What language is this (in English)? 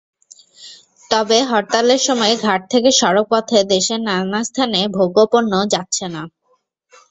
Bangla